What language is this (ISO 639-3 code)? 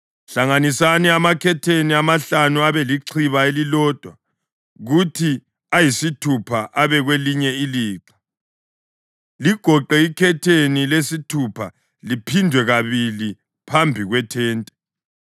nde